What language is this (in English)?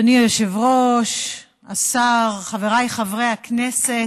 Hebrew